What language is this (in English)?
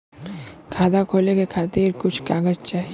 Bhojpuri